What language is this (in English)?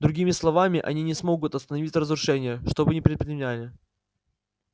Russian